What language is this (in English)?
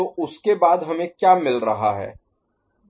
Hindi